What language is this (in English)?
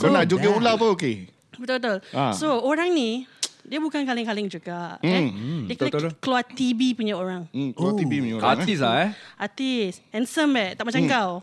Malay